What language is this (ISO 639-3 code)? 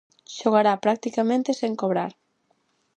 glg